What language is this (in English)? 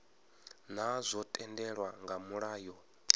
Venda